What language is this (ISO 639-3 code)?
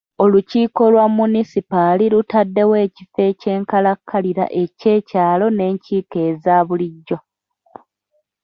lug